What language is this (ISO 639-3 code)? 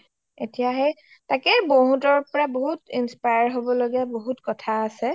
asm